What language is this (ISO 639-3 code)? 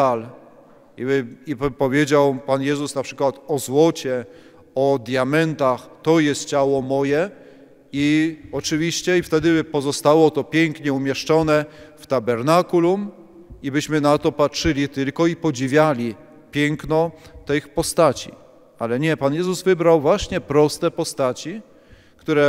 pol